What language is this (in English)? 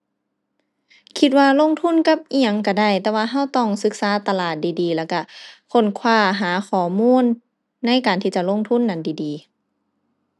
Thai